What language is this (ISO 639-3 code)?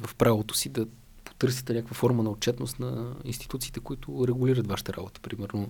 bul